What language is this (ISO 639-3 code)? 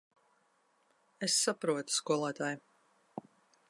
lav